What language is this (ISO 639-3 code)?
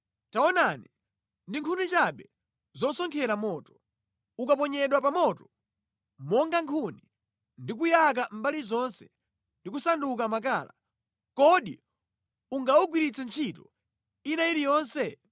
nya